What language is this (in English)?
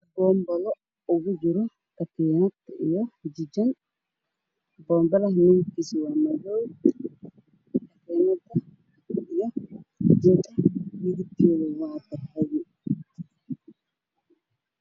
Somali